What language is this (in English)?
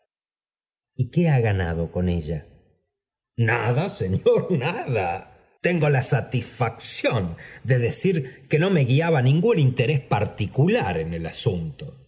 Spanish